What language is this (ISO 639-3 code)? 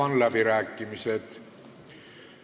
est